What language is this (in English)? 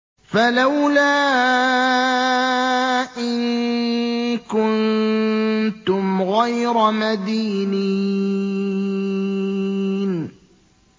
Arabic